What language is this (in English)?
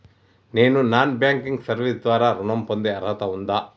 Telugu